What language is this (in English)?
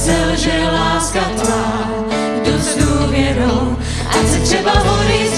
Czech